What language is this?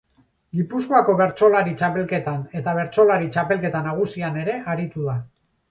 Basque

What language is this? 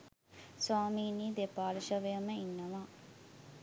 Sinhala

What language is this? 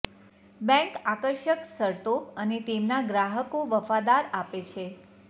Gujarati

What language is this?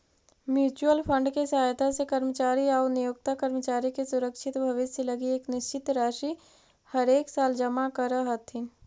Magahi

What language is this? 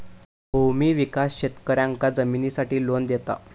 Marathi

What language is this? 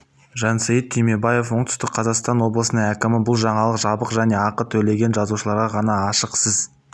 Kazakh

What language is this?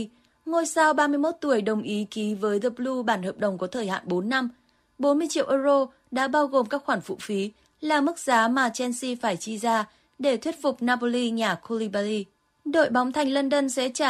Vietnamese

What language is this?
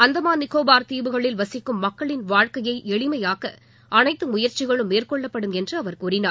Tamil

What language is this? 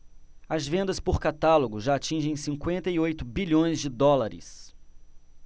Portuguese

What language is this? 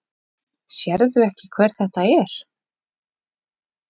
Icelandic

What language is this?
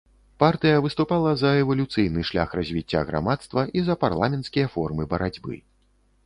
Belarusian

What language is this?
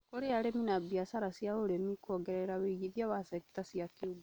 Kikuyu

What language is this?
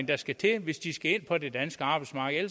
Danish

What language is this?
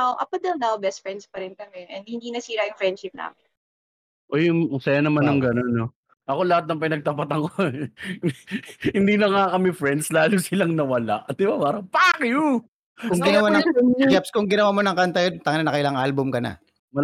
Filipino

